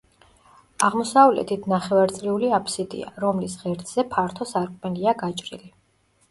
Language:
Georgian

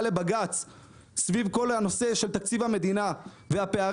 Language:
Hebrew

